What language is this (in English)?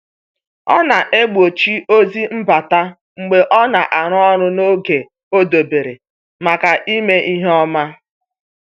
Igbo